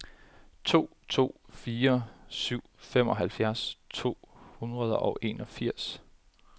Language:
Danish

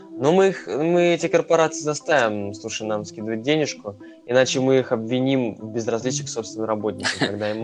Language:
Russian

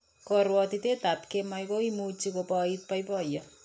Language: Kalenjin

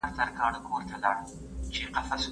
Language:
Pashto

